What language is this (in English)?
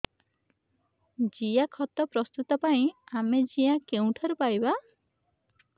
Odia